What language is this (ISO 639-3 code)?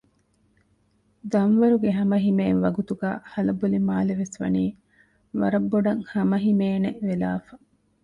div